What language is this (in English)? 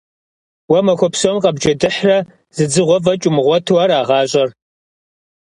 Kabardian